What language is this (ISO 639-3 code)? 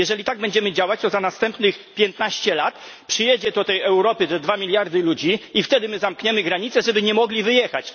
pol